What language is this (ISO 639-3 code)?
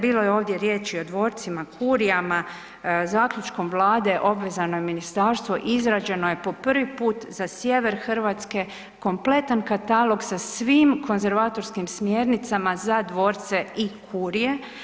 hrv